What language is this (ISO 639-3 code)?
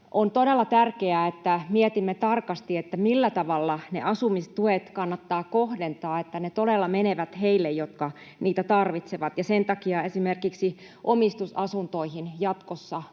fin